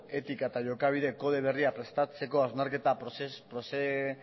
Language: Basque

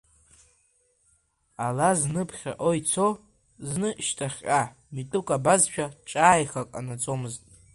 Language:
Abkhazian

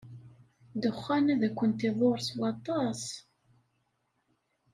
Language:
Kabyle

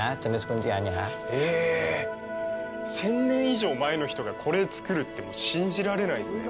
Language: Japanese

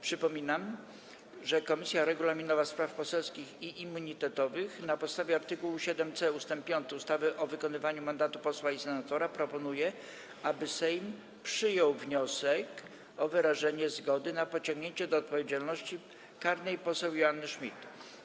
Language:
Polish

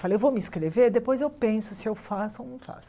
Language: Portuguese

